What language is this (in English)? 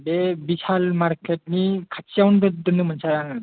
Bodo